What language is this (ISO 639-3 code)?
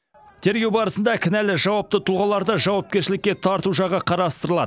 kaz